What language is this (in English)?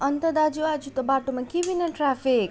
Nepali